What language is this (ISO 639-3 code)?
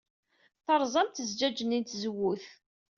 kab